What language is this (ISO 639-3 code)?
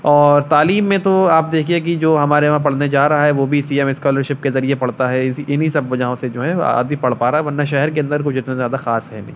urd